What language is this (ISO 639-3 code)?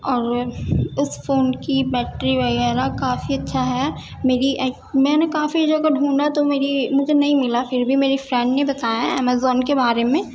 urd